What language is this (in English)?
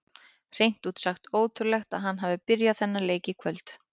Icelandic